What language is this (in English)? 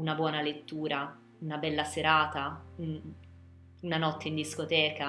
Italian